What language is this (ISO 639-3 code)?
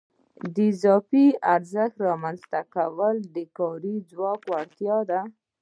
pus